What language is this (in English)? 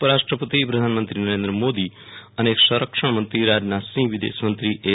Gujarati